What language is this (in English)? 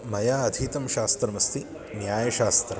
Sanskrit